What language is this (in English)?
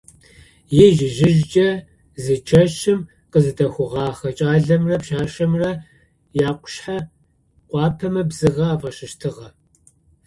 Adyghe